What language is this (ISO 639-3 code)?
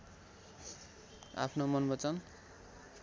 nep